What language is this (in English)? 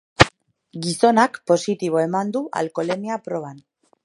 Basque